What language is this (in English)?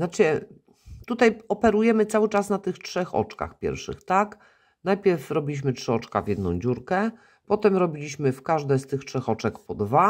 Polish